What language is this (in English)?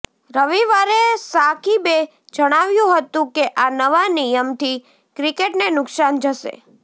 Gujarati